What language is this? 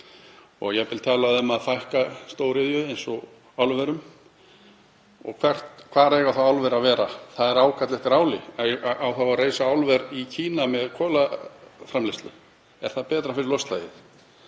Icelandic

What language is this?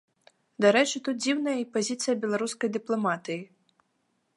Belarusian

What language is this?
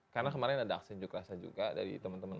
Indonesian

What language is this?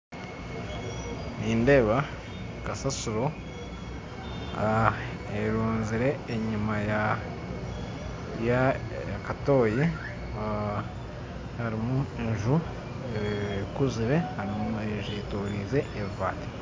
Nyankole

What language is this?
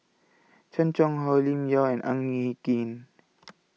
English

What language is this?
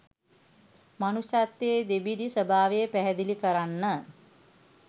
Sinhala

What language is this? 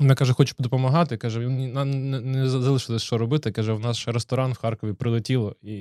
Ukrainian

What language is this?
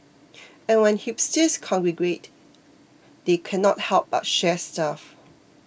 English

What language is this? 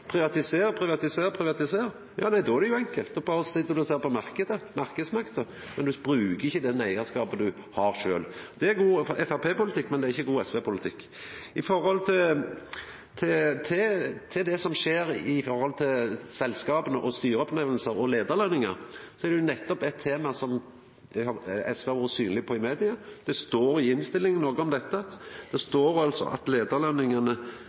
Norwegian Nynorsk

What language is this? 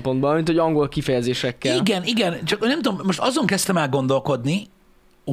Hungarian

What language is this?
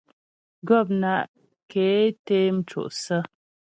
Ghomala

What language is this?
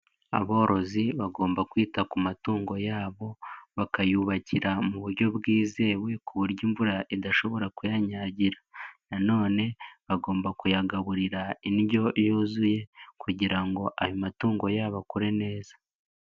Kinyarwanda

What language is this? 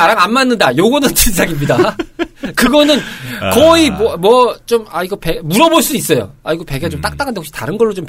Korean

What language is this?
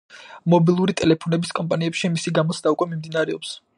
Georgian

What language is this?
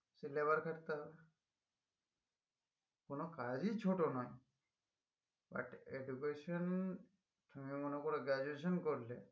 Bangla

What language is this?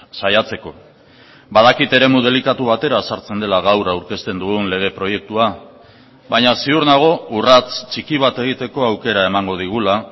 Basque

